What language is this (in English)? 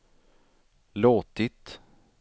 Swedish